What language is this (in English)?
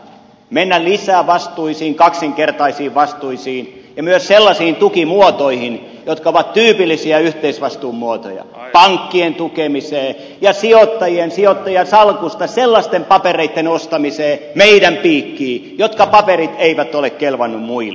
Finnish